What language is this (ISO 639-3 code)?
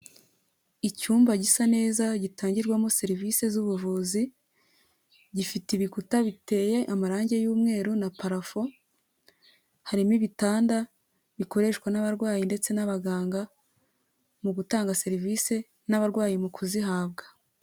kin